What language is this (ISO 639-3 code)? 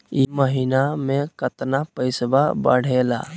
mag